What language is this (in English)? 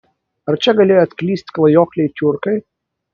Lithuanian